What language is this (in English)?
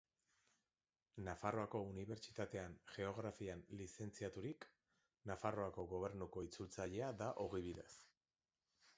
Basque